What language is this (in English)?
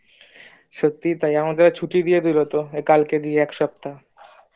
Bangla